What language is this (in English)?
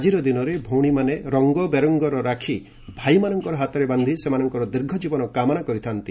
Odia